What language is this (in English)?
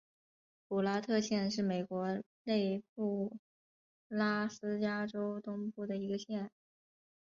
Chinese